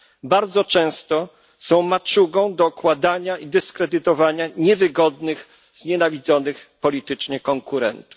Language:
Polish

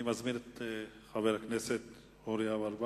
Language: Hebrew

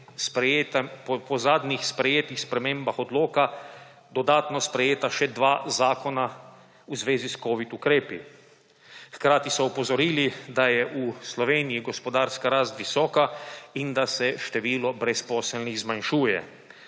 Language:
Slovenian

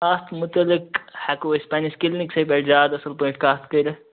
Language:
Kashmiri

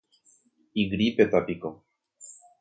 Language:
Guarani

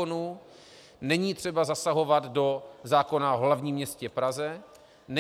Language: Czech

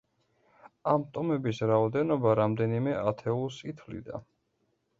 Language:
Georgian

